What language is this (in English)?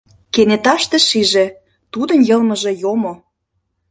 Mari